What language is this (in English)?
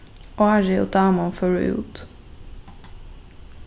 Faroese